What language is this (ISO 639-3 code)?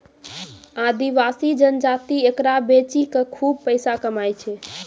mai